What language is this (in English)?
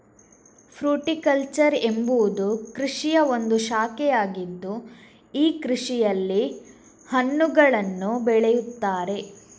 Kannada